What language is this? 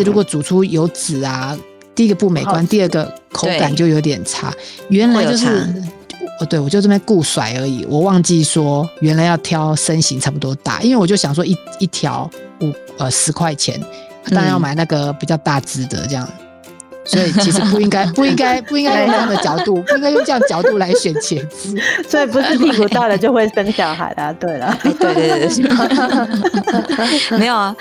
Chinese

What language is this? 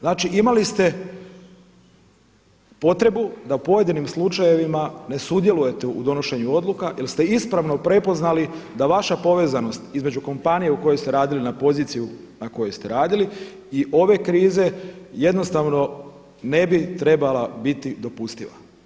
Croatian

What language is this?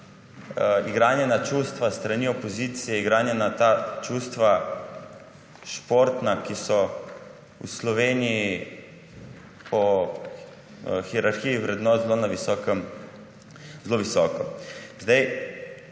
Slovenian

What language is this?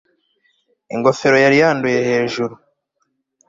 Kinyarwanda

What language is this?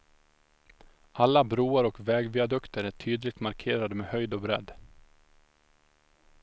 Swedish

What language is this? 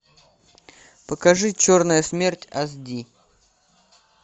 Russian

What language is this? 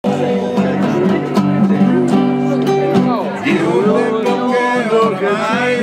Italian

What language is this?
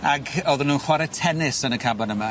Welsh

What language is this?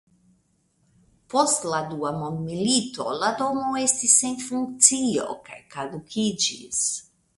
Esperanto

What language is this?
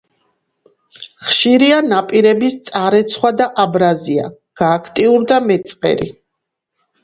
Georgian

